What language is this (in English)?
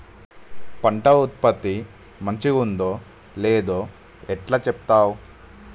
Telugu